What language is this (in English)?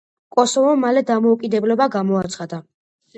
Georgian